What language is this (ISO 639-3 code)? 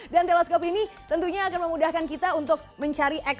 ind